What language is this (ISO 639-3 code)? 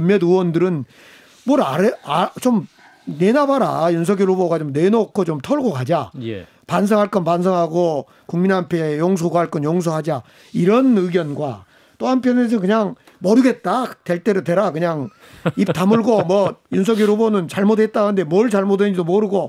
kor